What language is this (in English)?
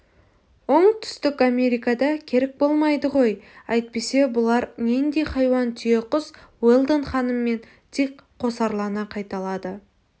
Kazakh